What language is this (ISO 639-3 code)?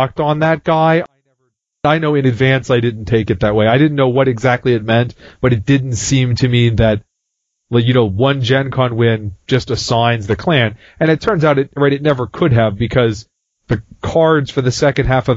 eng